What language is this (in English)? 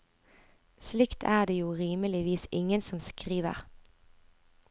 Norwegian